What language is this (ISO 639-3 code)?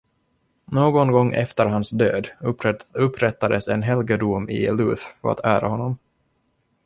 swe